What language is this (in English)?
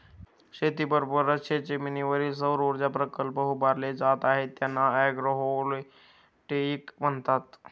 Marathi